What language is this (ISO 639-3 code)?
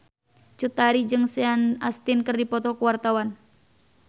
sun